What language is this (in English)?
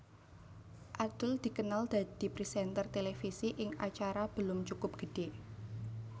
Javanese